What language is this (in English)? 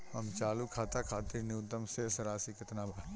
Bhojpuri